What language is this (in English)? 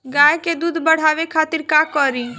Bhojpuri